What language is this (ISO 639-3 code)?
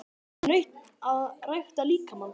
isl